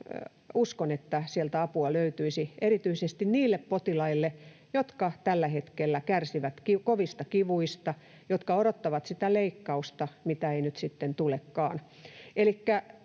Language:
Finnish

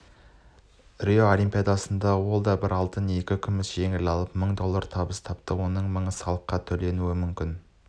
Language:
Kazakh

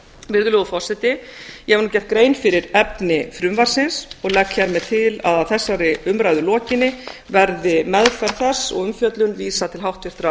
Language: Icelandic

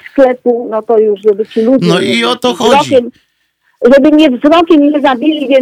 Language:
Polish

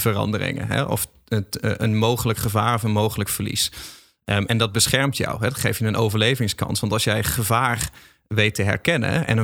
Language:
Dutch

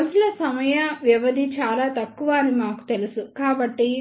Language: Telugu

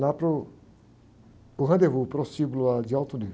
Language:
Portuguese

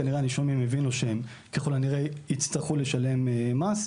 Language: Hebrew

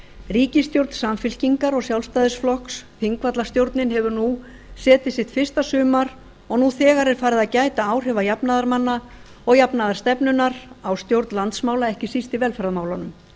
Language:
Icelandic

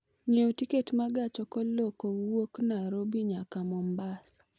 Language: Luo (Kenya and Tanzania)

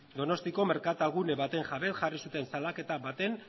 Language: Basque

